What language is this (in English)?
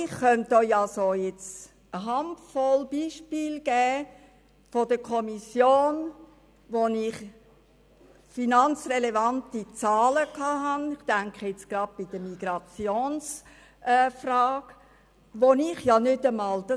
Swiss German